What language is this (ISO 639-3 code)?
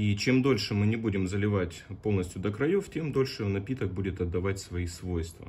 rus